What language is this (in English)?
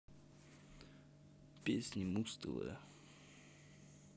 Russian